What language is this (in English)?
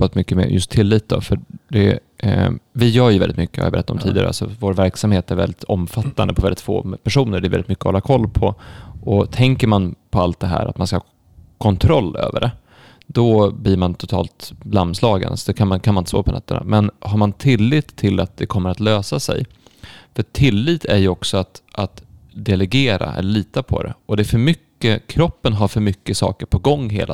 Swedish